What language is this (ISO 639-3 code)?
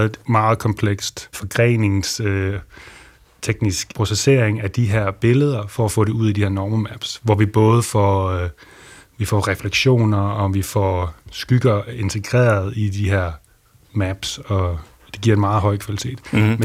dan